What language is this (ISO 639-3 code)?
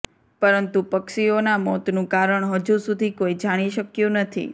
guj